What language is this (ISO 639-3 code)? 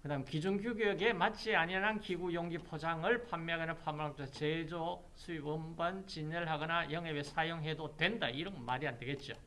kor